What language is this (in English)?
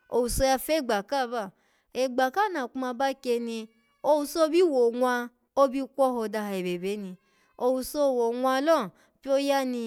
Alago